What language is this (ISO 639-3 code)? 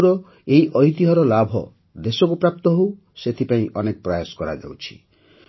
ori